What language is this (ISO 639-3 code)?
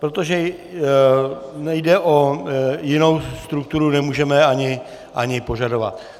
ces